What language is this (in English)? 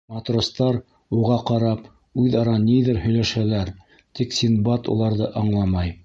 Bashkir